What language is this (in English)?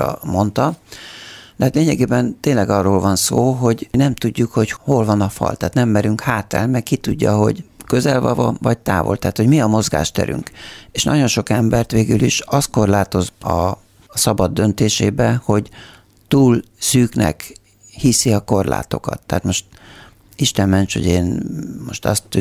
Hungarian